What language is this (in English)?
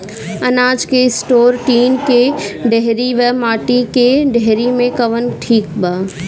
Bhojpuri